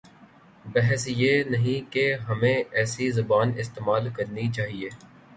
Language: Urdu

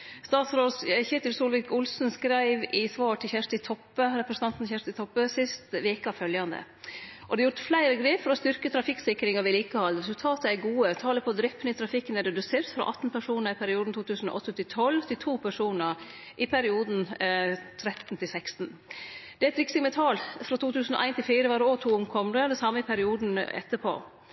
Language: Norwegian Nynorsk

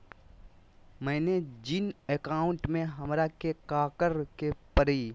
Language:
Magahi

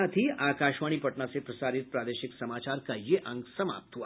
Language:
Hindi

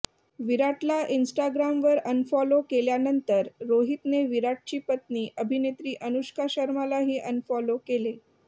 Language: Marathi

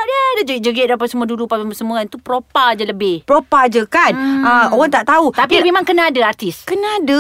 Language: Malay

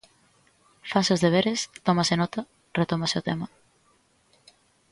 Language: Galician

